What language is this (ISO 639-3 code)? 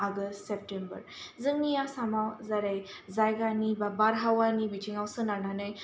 brx